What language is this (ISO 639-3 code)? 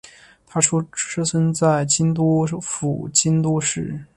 zho